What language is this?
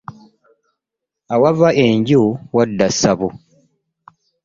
Ganda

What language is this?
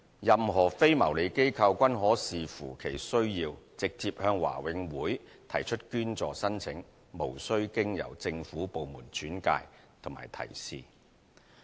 Cantonese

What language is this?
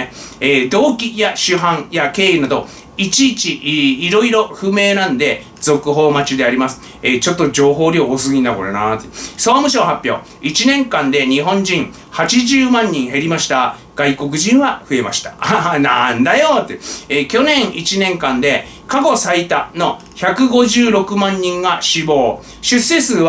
Japanese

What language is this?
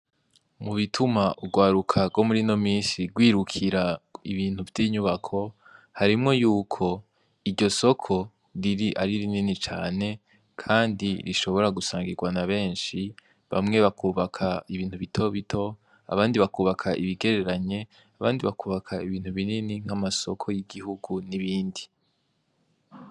Rundi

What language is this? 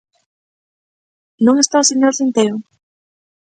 Galician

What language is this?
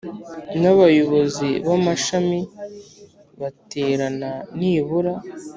Kinyarwanda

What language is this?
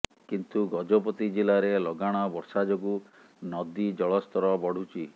Odia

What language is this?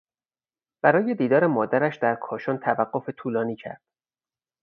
Persian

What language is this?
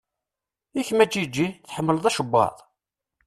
Kabyle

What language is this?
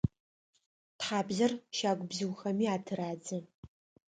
Adyghe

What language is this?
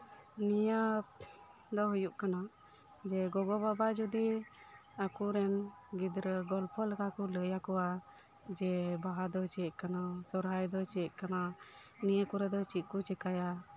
Santali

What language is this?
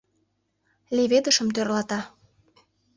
Mari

